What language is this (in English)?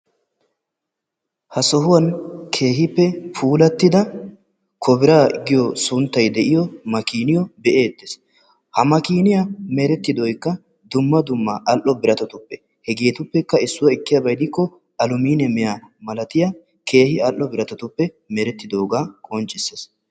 Wolaytta